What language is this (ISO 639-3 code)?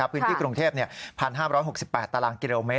tha